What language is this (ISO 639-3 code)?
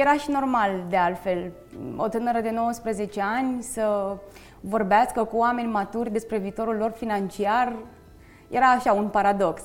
ron